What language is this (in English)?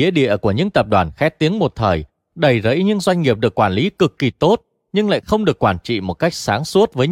Vietnamese